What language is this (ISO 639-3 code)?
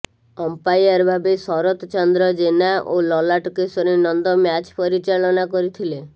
ori